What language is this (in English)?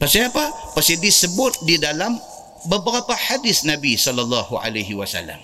Malay